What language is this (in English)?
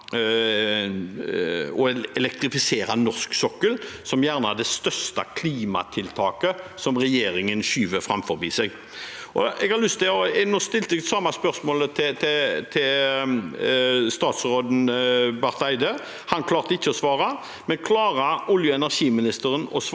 Norwegian